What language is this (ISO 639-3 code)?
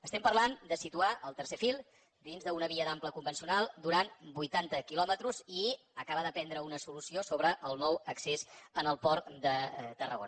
cat